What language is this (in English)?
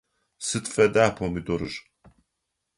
Adyghe